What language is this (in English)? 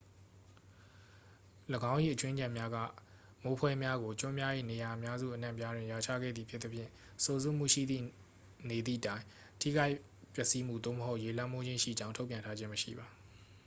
Burmese